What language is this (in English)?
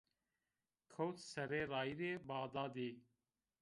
Zaza